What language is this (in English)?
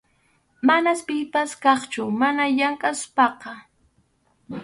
Arequipa-La Unión Quechua